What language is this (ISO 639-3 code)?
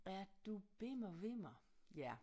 dan